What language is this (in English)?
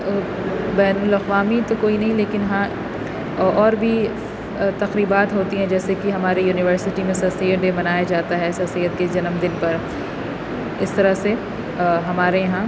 Urdu